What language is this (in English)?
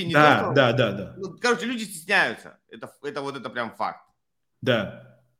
Russian